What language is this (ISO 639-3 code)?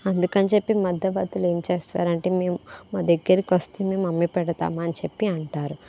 tel